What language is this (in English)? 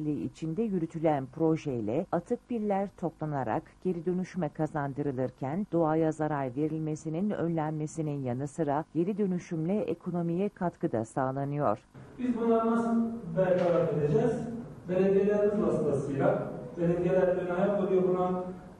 Turkish